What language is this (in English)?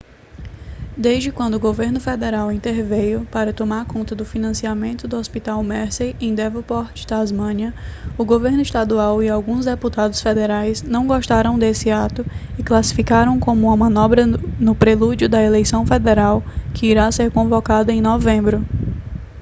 Portuguese